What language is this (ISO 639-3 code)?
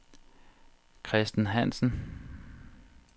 dan